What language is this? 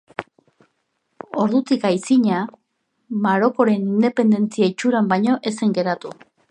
Basque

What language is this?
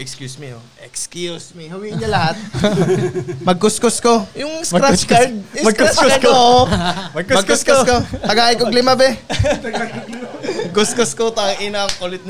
Filipino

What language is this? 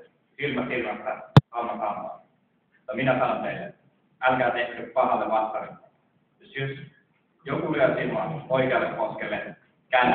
Finnish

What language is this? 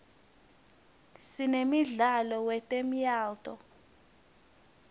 Swati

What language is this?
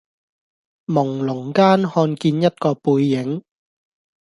Cantonese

